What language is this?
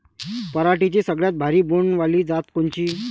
Marathi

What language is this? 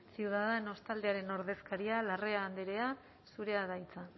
Basque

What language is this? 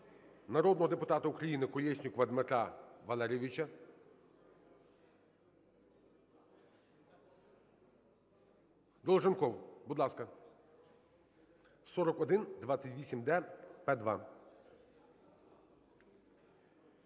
Ukrainian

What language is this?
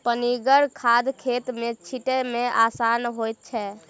Maithili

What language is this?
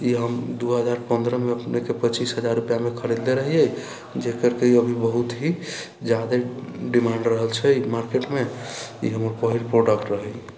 Maithili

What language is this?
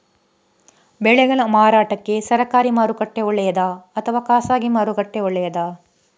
Kannada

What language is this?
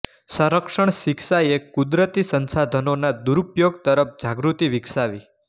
Gujarati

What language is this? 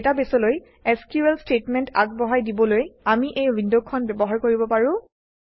Assamese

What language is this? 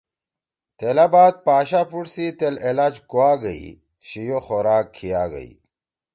Torwali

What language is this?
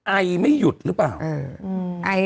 Thai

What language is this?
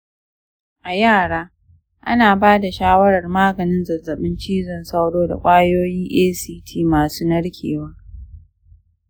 Hausa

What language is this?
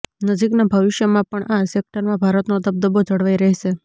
Gujarati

